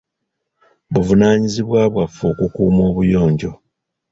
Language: Ganda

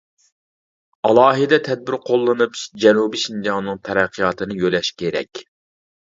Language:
Uyghur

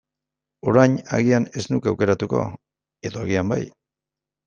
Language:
Basque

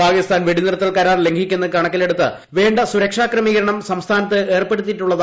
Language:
Malayalam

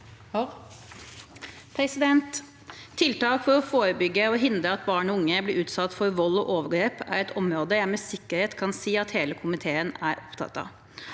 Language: Norwegian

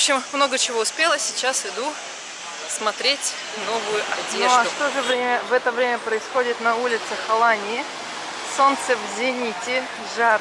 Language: Russian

